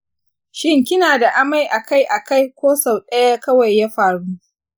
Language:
Hausa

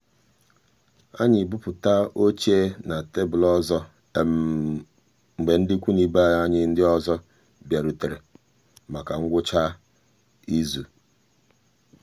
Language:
Igbo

